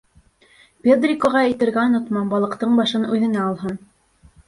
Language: Bashkir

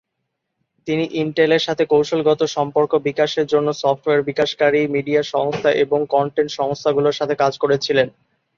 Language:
Bangla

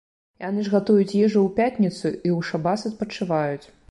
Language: Belarusian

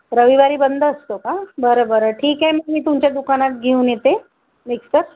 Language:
Marathi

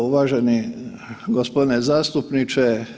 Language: Croatian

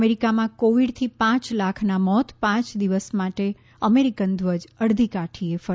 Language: Gujarati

